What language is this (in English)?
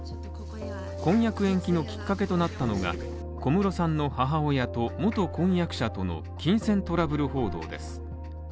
Japanese